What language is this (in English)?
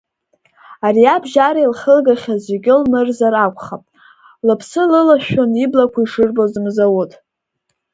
Abkhazian